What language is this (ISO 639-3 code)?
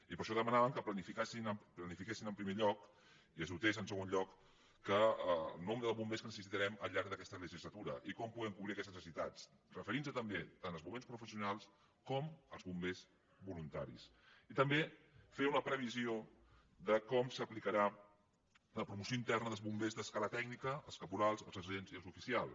cat